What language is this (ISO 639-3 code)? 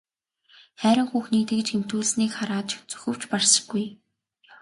mon